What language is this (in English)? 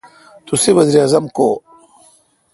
Kalkoti